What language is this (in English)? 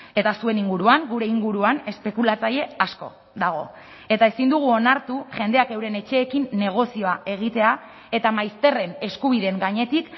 Basque